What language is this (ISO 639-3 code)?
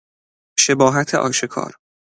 fas